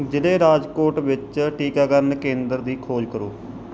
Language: Punjabi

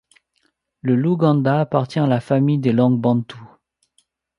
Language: French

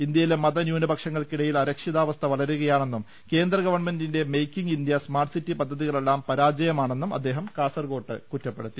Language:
Malayalam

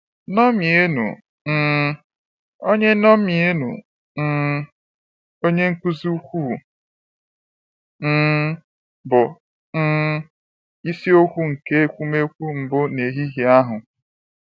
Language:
Igbo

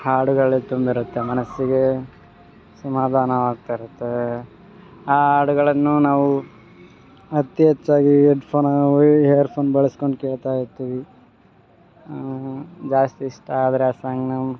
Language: Kannada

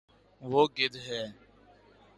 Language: Urdu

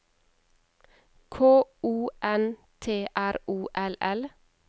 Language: Norwegian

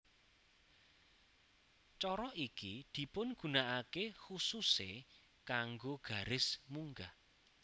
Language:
Javanese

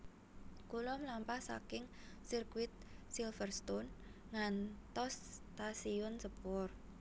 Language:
Javanese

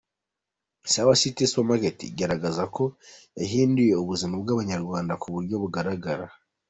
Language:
Kinyarwanda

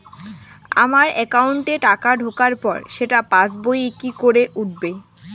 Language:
Bangla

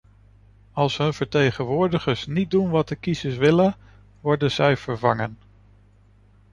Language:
Dutch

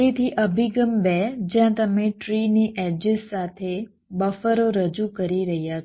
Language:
Gujarati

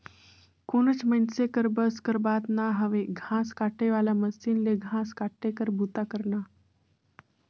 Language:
Chhattisgarhi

